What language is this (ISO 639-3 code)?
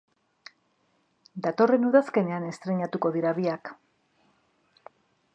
eus